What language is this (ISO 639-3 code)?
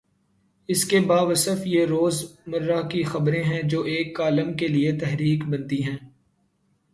urd